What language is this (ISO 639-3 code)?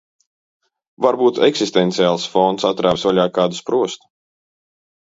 lav